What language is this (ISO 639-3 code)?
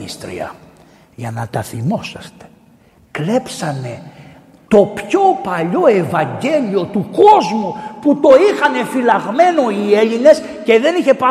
ell